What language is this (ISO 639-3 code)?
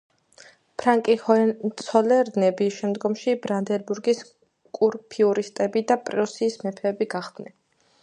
kat